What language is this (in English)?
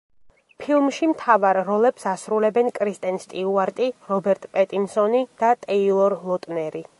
Georgian